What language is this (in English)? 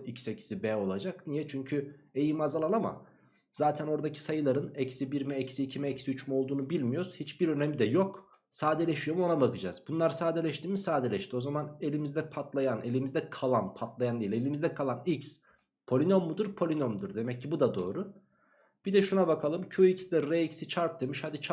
Turkish